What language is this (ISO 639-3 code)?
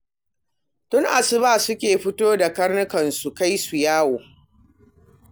hau